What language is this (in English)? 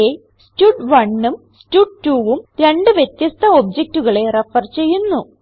Malayalam